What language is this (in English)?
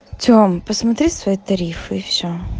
Russian